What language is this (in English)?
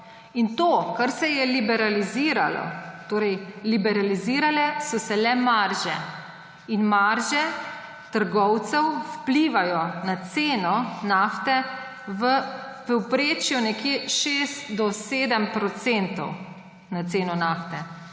Slovenian